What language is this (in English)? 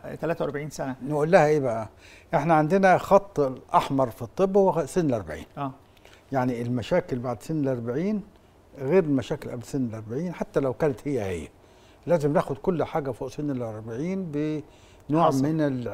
Arabic